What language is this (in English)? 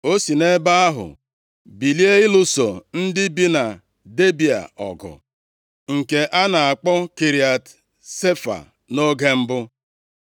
Igbo